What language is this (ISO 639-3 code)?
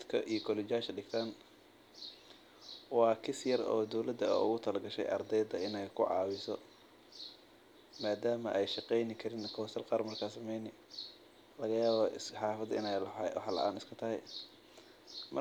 som